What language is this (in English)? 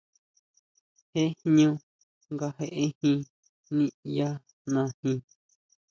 Huautla Mazatec